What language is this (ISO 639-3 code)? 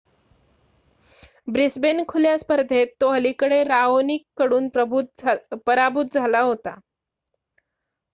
mar